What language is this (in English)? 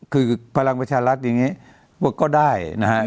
Thai